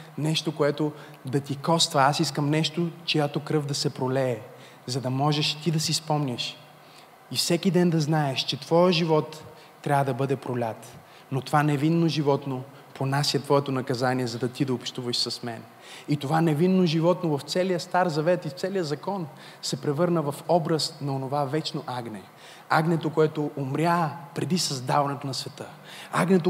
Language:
Bulgarian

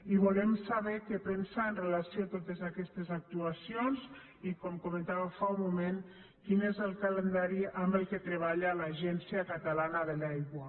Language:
Catalan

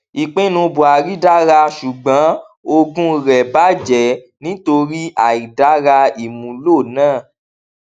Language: Yoruba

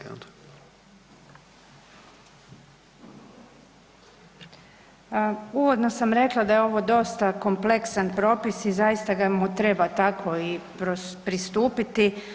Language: Croatian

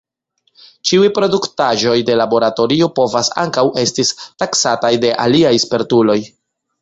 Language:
Esperanto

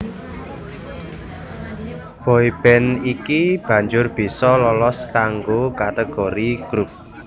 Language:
Javanese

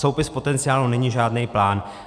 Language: Czech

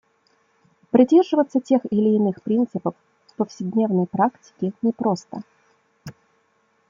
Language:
Russian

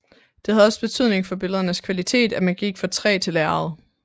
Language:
Danish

